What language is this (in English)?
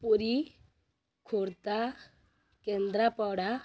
Odia